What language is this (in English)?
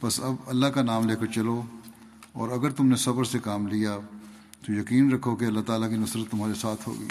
Urdu